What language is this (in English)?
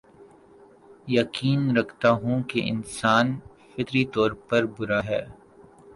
Urdu